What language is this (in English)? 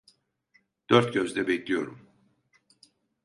Turkish